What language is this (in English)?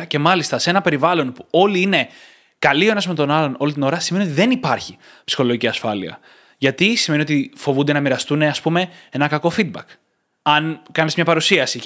Greek